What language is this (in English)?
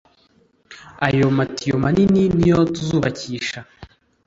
Kinyarwanda